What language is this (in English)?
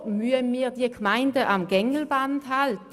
Swiss German